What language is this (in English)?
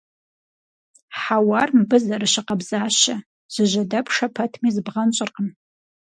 Kabardian